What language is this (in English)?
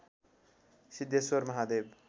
Nepali